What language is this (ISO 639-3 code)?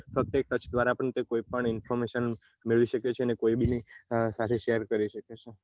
guj